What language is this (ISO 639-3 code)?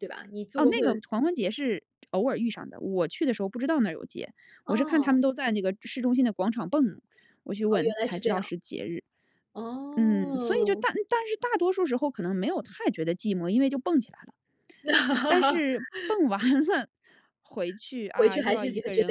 zho